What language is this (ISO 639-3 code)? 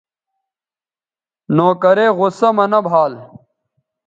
btv